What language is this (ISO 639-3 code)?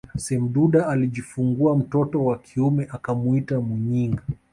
swa